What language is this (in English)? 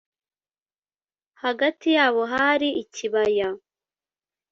Kinyarwanda